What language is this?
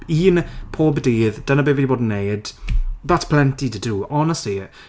Welsh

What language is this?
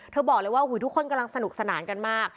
Thai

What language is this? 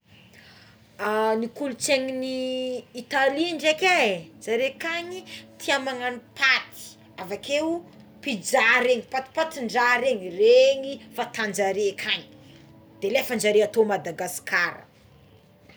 Tsimihety Malagasy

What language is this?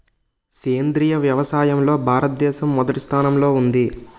Telugu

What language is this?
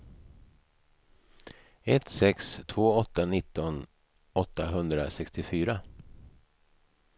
Swedish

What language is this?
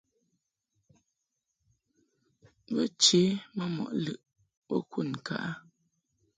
Mungaka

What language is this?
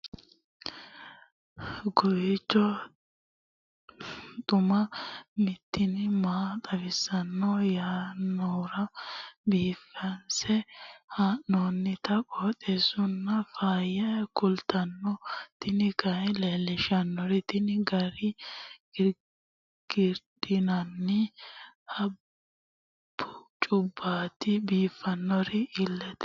Sidamo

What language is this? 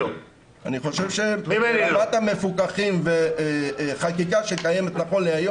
Hebrew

